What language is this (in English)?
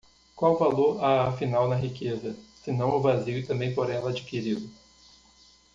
Portuguese